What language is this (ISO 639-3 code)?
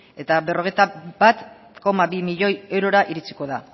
eus